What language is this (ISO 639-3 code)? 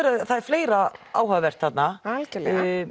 isl